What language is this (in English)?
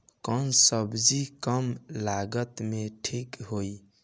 Bhojpuri